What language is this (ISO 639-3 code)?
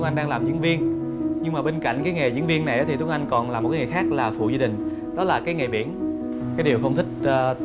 vie